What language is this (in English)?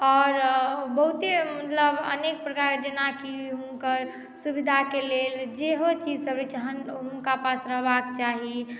Maithili